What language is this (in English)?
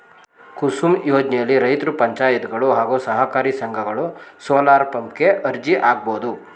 Kannada